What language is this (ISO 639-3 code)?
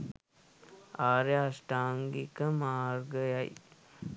sin